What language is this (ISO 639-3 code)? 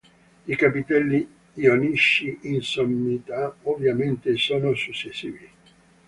ita